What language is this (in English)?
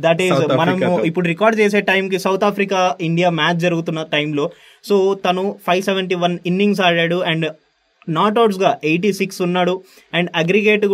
Telugu